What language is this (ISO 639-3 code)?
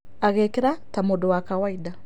kik